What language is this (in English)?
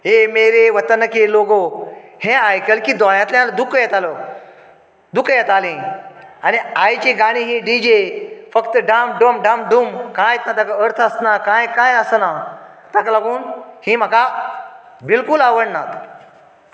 Konkani